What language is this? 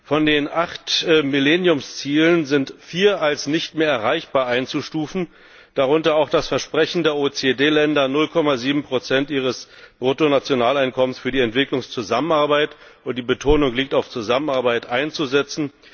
German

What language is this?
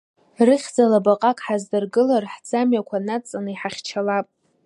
Abkhazian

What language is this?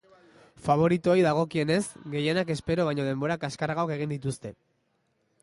Basque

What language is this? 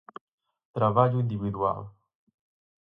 Galician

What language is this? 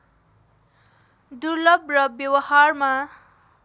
Nepali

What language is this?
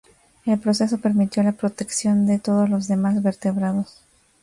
Spanish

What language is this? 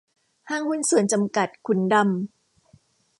Thai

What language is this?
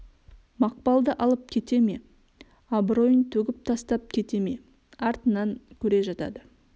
Kazakh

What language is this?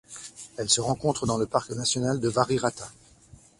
French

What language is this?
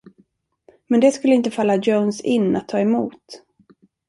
Swedish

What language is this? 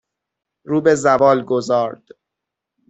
Persian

